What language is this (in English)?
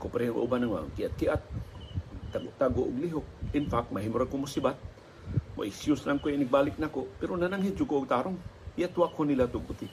Filipino